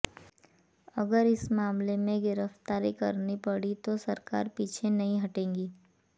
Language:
Hindi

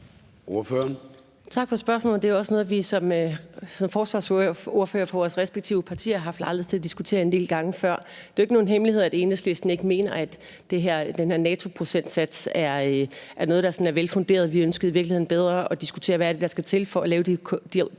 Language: Danish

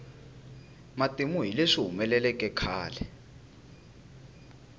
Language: Tsonga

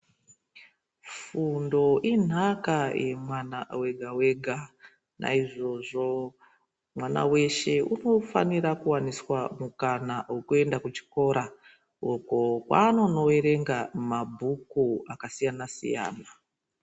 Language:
Ndau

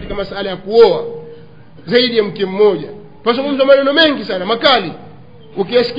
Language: Swahili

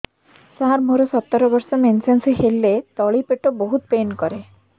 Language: Odia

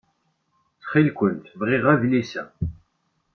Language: Kabyle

